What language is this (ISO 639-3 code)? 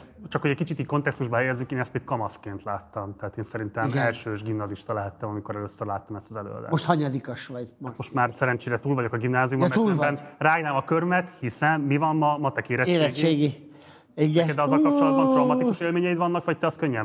hun